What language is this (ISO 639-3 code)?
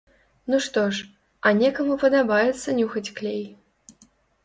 bel